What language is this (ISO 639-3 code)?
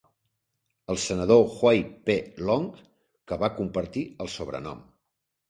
cat